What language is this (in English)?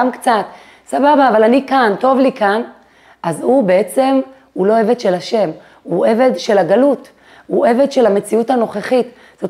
Hebrew